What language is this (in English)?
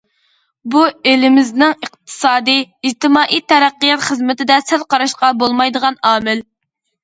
Uyghur